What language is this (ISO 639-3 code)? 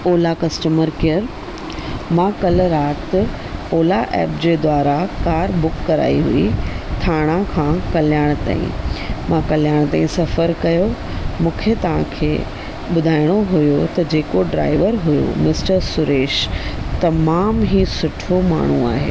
snd